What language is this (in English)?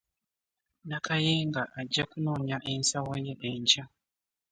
Ganda